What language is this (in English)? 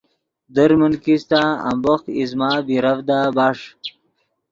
Yidgha